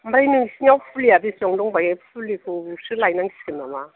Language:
Bodo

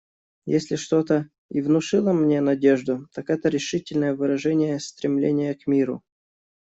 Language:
Russian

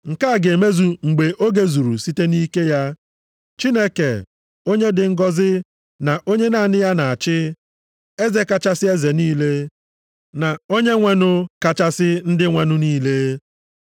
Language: Igbo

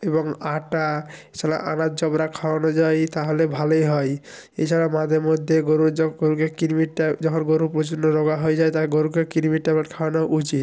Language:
Bangla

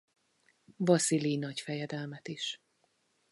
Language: Hungarian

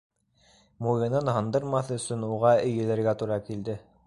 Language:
Bashkir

